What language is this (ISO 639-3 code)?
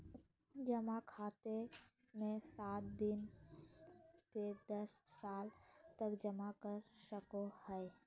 mag